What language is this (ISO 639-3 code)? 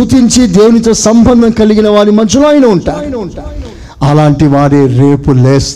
tel